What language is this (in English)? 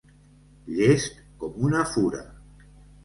Catalan